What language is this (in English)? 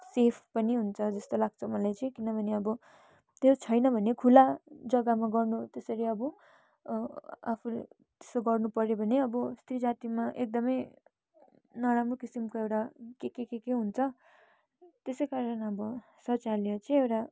Nepali